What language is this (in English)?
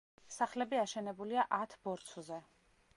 Georgian